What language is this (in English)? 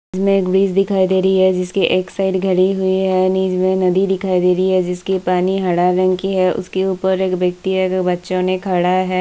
Hindi